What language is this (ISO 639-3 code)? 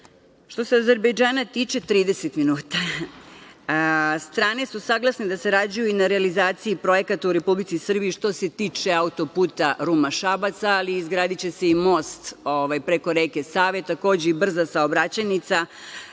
srp